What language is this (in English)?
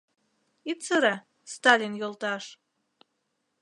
Mari